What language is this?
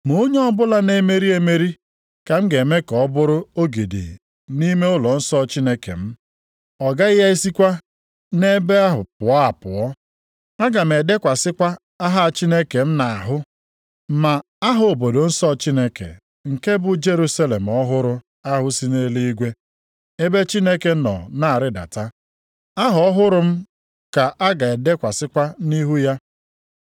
Igbo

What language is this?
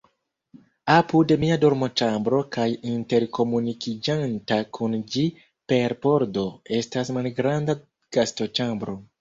Esperanto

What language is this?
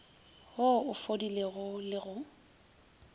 Northern Sotho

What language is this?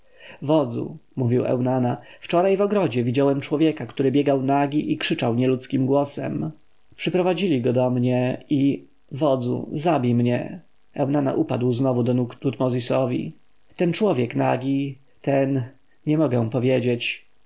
Polish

